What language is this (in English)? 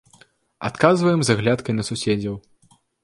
Belarusian